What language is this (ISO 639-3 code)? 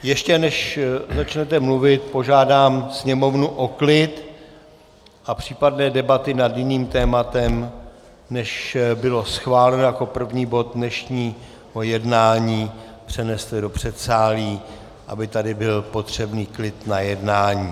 ces